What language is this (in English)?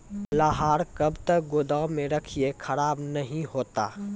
Maithili